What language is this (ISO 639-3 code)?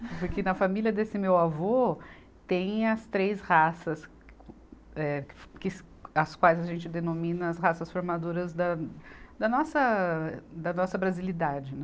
por